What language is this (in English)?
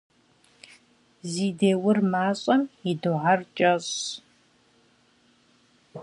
Kabardian